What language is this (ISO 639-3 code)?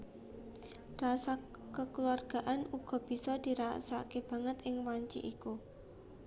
jav